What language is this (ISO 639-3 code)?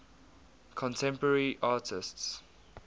eng